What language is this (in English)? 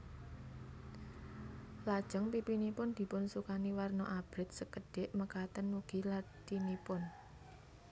Javanese